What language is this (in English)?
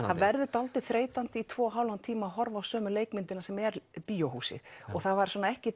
Icelandic